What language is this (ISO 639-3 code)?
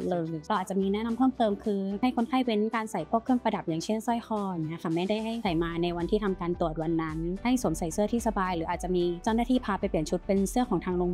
tha